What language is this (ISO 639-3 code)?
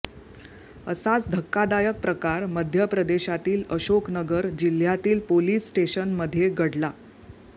mar